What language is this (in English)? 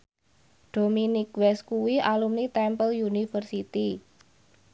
Javanese